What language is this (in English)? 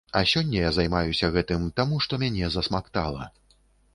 Belarusian